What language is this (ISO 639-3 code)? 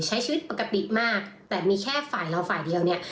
tha